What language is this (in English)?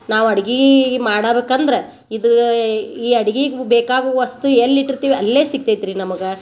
Kannada